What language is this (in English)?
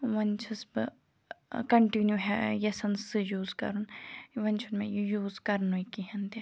Kashmiri